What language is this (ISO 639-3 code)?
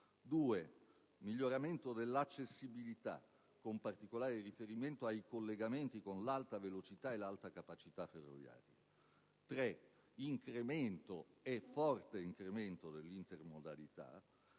ita